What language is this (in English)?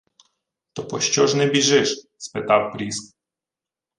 Ukrainian